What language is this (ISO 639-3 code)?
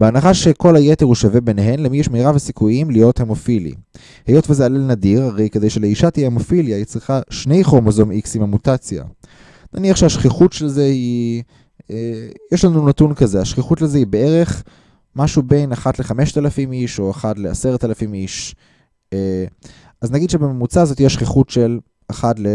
heb